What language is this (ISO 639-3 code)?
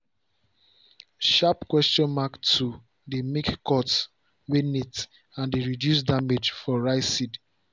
pcm